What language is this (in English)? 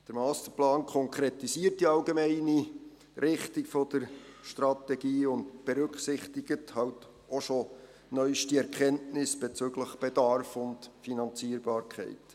Swiss German